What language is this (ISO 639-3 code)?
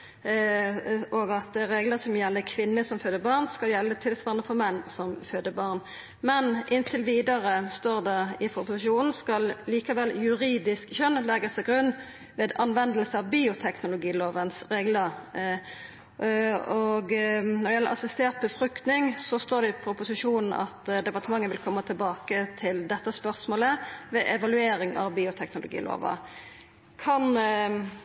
nno